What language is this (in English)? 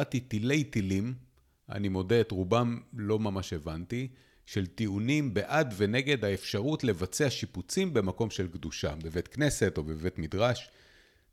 Hebrew